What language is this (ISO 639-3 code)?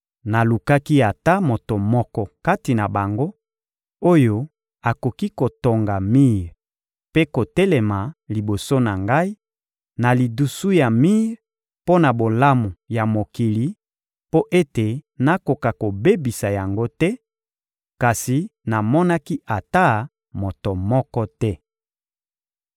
lin